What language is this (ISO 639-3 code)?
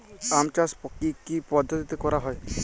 ben